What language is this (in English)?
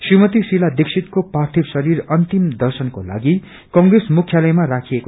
Nepali